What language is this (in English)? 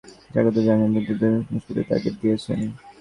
Bangla